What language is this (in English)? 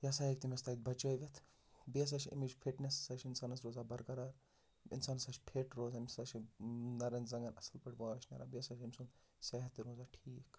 Kashmiri